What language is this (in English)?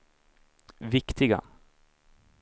Swedish